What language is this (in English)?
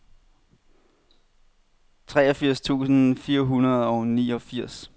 Danish